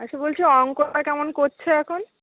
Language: Bangla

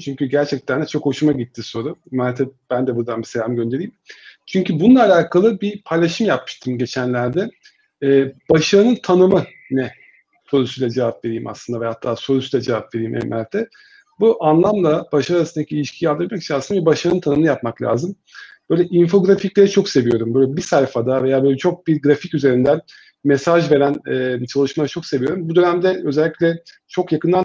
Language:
Turkish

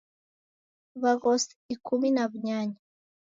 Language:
Taita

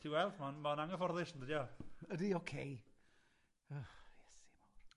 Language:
Welsh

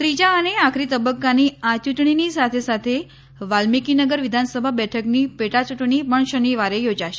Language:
Gujarati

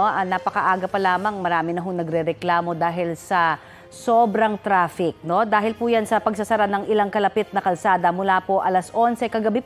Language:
Filipino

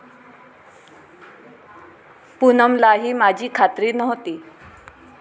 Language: Marathi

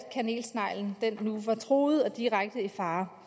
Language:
Danish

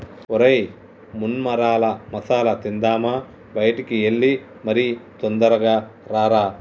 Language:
Telugu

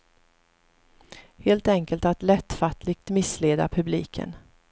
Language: Swedish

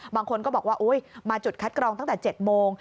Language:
Thai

